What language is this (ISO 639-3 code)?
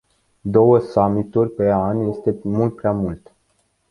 ron